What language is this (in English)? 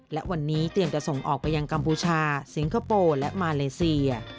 Thai